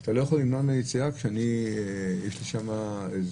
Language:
Hebrew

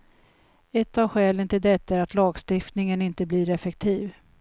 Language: Swedish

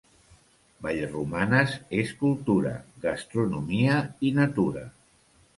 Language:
Catalan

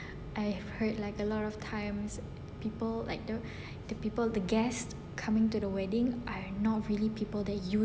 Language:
English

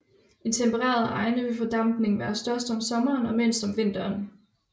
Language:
Danish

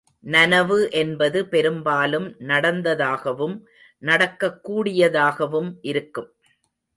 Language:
Tamil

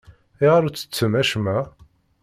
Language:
Kabyle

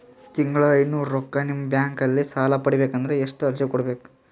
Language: Kannada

